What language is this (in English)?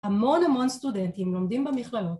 Hebrew